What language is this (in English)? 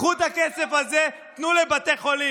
Hebrew